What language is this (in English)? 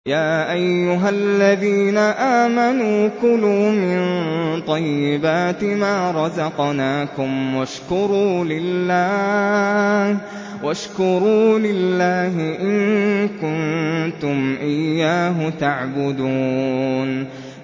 Arabic